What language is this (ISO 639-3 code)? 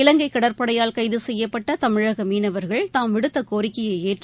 tam